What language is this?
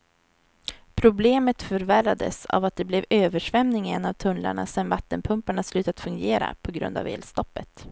Swedish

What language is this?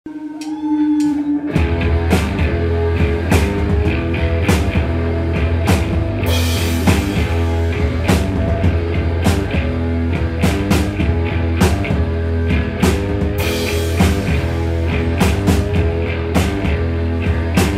English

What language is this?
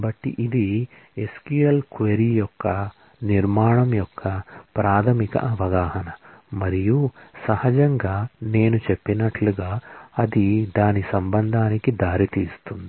Telugu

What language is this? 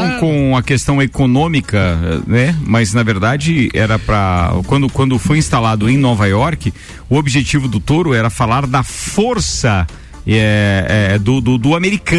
Portuguese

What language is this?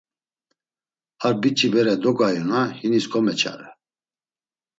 Laz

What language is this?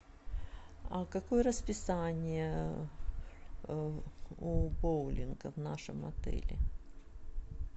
Russian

